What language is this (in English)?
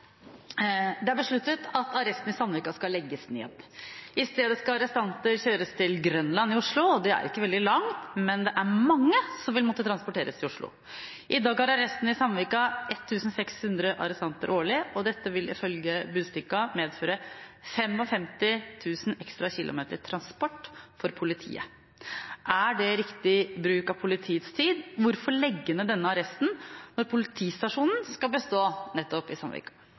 Norwegian Bokmål